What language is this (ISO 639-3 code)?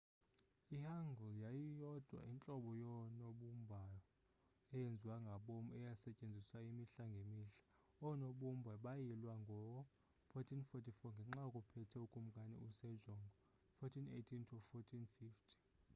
xho